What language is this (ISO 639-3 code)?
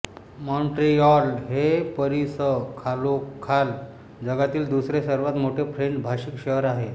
mar